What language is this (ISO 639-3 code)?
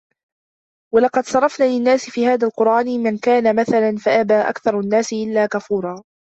ara